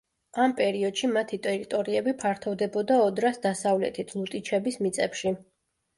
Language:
Georgian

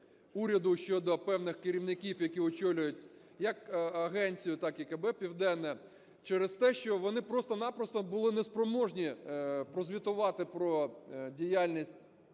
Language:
Ukrainian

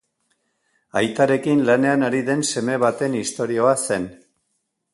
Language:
Basque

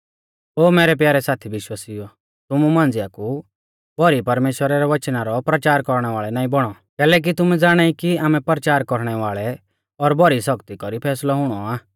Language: Mahasu Pahari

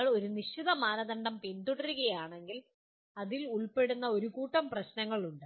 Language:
Malayalam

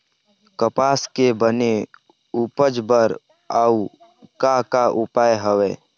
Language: Chhattisgarhi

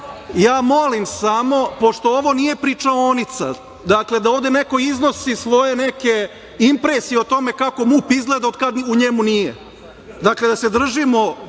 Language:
Serbian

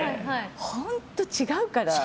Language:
Japanese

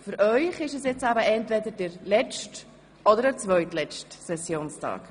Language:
Swiss German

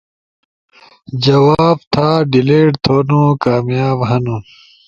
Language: Ushojo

